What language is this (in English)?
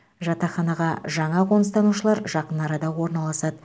Kazakh